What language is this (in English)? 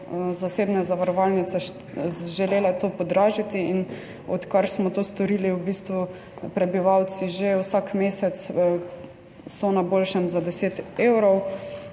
Slovenian